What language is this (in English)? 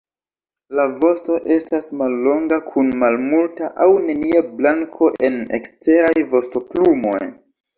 Esperanto